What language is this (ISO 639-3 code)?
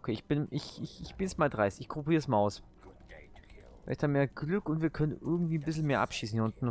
deu